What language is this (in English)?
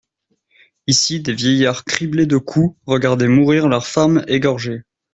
French